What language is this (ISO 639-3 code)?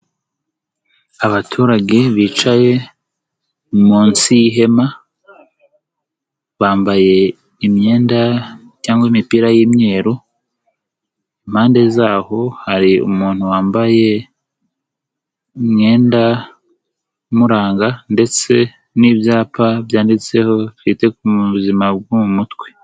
kin